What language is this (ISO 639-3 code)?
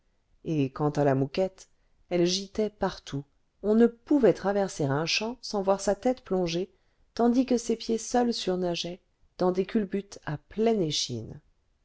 fra